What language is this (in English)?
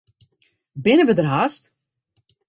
Western Frisian